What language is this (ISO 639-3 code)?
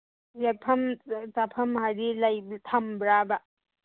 mni